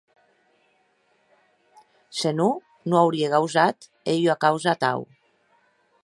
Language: Occitan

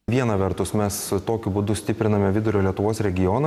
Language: Lithuanian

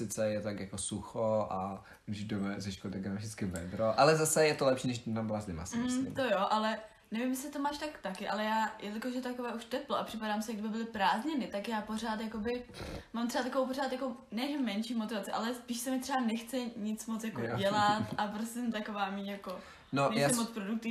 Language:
Czech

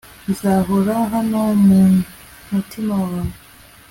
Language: Kinyarwanda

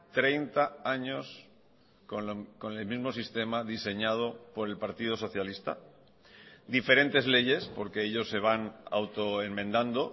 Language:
Spanish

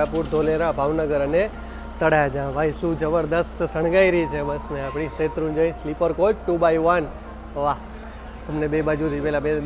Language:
Gujarati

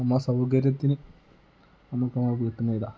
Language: Malayalam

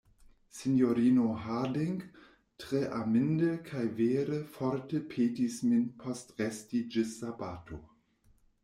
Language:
Esperanto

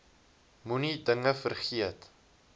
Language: Afrikaans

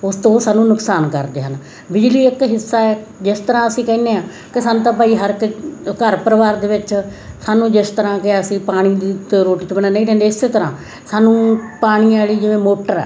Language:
Punjabi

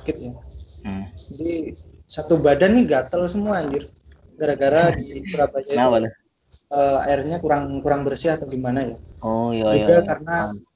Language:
Indonesian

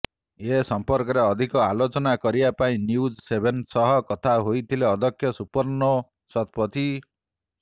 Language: Odia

